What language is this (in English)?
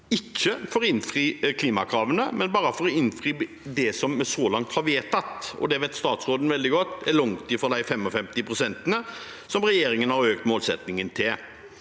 Norwegian